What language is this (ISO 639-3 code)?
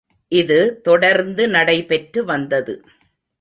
tam